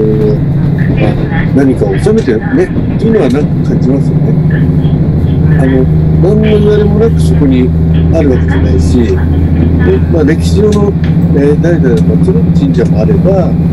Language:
Japanese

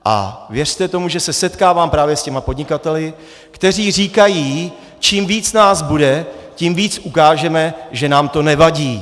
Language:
Czech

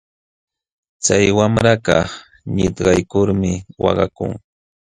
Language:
Jauja Wanca Quechua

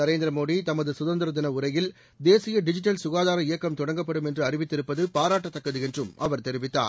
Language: Tamil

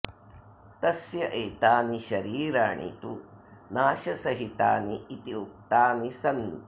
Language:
Sanskrit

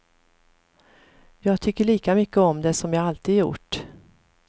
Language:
Swedish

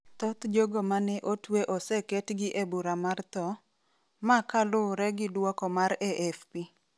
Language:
Luo (Kenya and Tanzania)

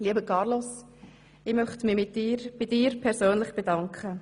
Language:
Swiss German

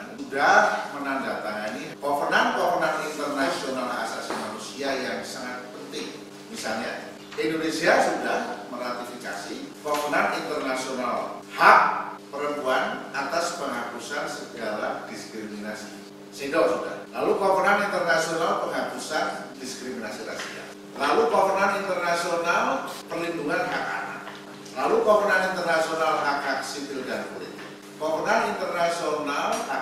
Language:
Indonesian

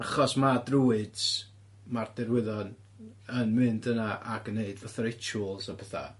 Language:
Welsh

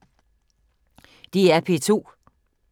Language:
Danish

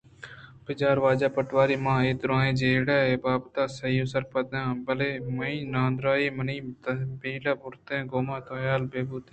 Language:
Eastern Balochi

